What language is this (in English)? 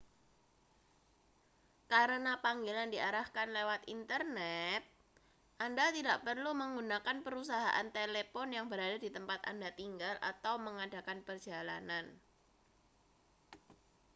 Indonesian